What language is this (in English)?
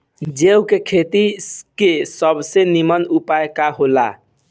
Bhojpuri